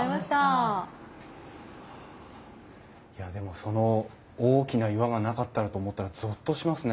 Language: Japanese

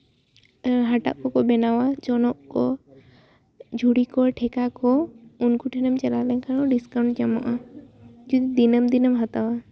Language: Santali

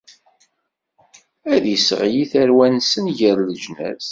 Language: Kabyle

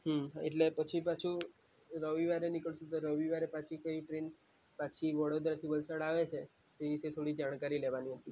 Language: Gujarati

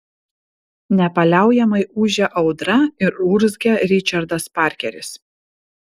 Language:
Lithuanian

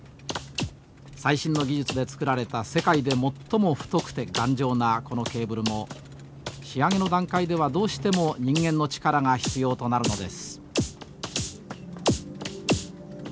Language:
Japanese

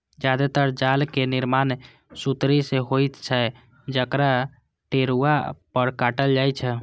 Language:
Maithili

